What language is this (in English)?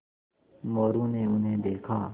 Hindi